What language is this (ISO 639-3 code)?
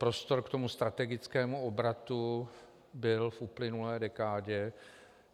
ces